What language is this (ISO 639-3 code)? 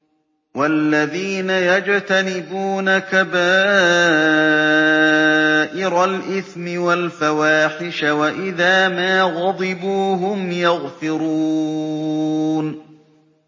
ara